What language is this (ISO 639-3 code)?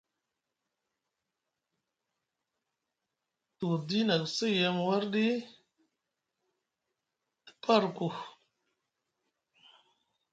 mug